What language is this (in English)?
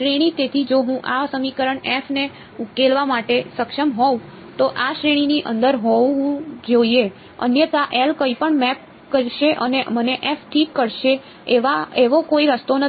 Gujarati